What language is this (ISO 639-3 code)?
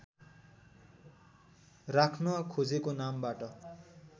nep